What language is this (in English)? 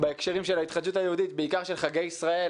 Hebrew